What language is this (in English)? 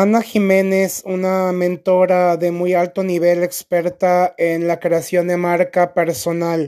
Spanish